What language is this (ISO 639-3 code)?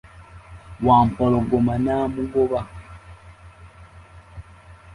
lug